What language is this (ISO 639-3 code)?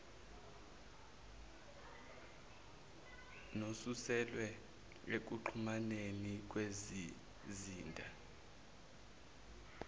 zul